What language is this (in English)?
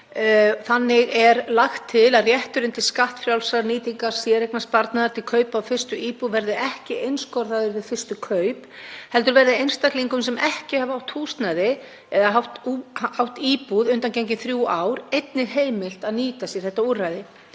Icelandic